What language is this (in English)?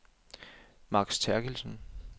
Danish